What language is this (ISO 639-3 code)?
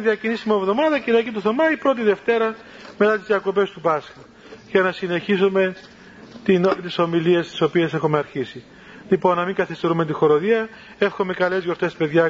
ell